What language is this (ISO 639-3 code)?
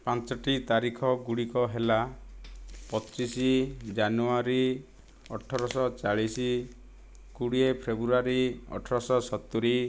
ori